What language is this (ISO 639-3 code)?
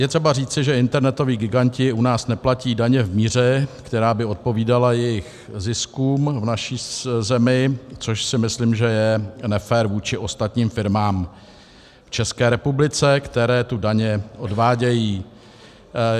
ces